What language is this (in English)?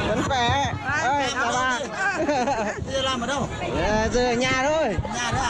Vietnamese